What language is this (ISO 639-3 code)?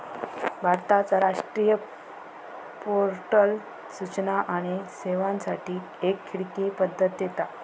mar